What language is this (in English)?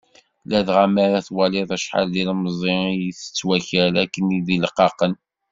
Kabyle